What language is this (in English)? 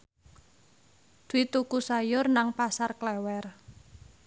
Javanese